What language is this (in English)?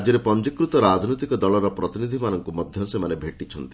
Odia